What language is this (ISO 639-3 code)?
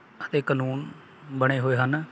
pan